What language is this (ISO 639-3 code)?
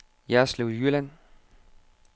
dan